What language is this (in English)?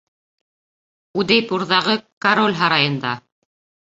Bashkir